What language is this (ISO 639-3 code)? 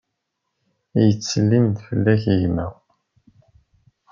kab